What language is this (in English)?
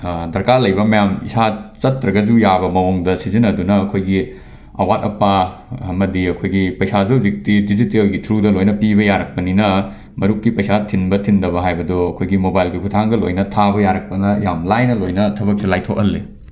Manipuri